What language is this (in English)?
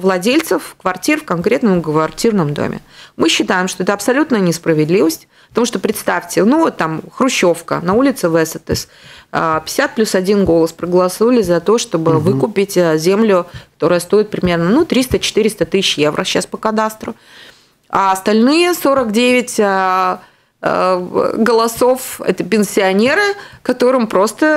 Russian